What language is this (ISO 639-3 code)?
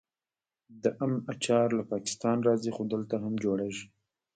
pus